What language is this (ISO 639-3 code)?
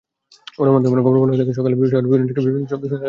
ben